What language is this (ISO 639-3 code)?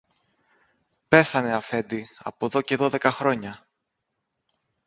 ell